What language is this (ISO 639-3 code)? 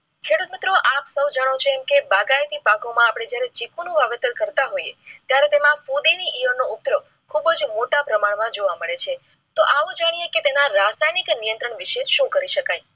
guj